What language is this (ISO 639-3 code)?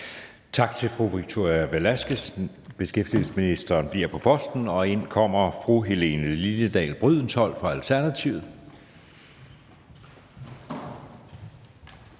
dan